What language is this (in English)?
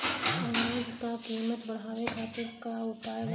Bhojpuri